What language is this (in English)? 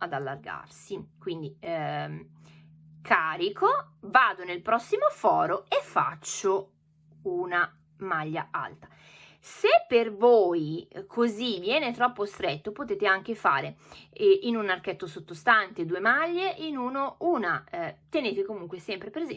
Italian